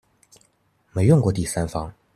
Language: Chinese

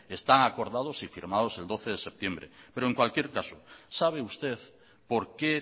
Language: Spanish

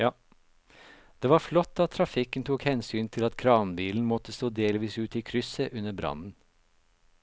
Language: Norwegian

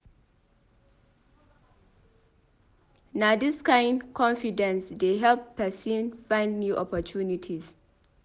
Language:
Nigerian Pidgin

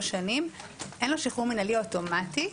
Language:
Hebrew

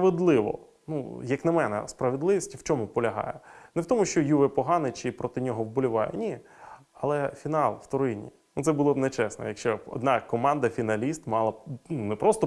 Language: Ukrainian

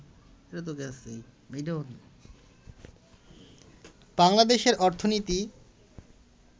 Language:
Bangla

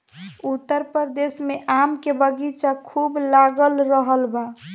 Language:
Bhojpuri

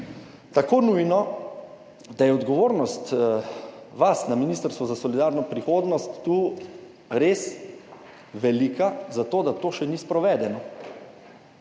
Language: Slovenian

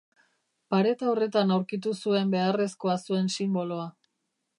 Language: Basque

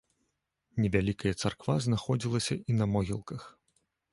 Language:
Belarusian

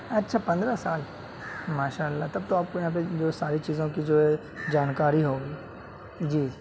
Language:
Urdu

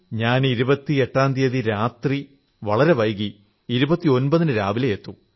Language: Malayalam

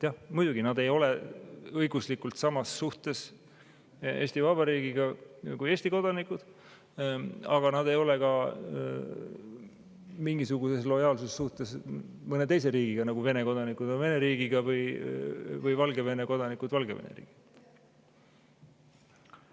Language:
Estonian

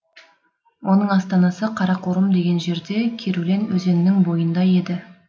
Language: Kazakh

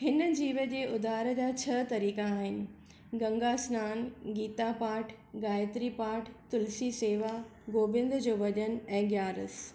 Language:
Sindhi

